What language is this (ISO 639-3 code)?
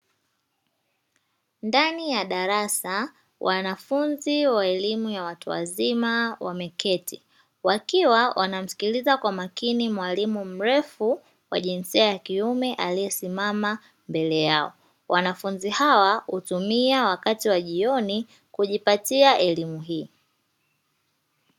swa